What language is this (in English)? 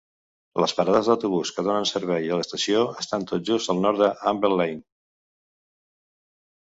Catalan